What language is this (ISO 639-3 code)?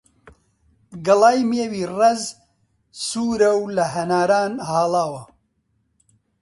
ckb